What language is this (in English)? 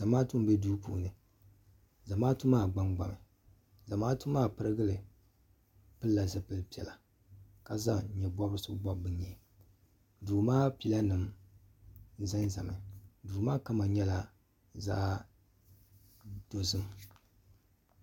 Dagbani